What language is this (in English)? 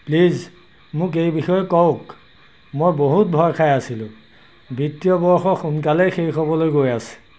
Assamese